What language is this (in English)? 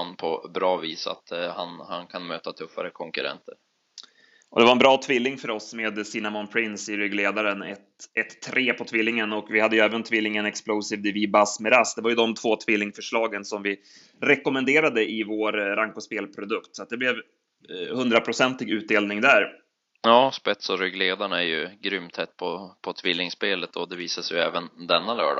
Swedish